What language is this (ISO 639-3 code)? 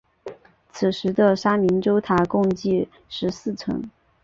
zho